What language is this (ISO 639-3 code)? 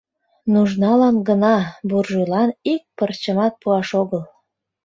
chm